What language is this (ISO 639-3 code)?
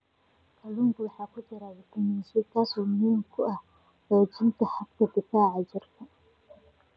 som